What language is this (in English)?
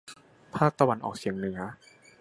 Thai